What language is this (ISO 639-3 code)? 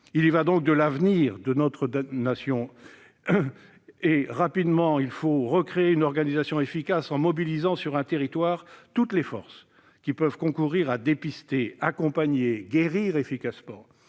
fra